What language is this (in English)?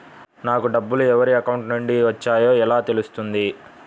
Telugu